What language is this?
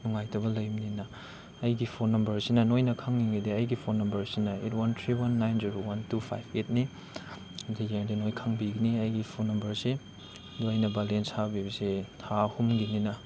Manipuri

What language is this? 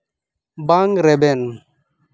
Santali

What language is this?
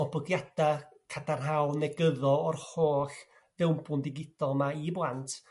Welsh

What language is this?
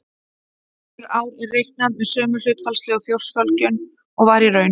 Icelandic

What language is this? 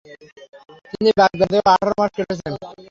Bangla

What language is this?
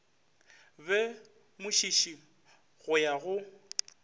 Northern Sotho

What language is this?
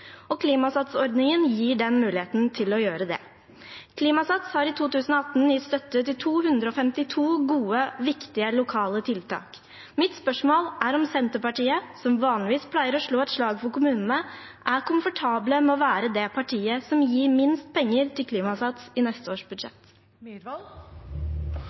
Norwegian Bokmål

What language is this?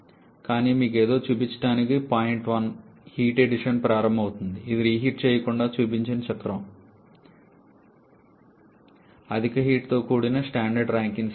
Telugu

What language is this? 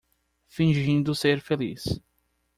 Portuguese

